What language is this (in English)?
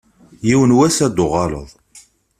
Kabyle